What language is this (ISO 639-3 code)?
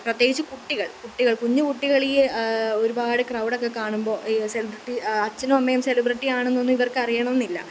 mal